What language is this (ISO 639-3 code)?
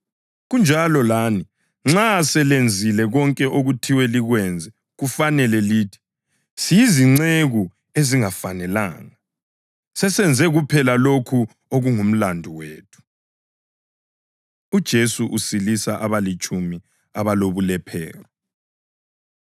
nde